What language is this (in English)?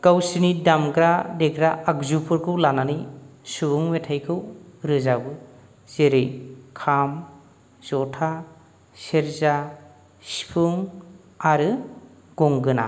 Bodo